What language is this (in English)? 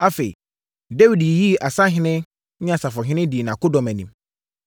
Akan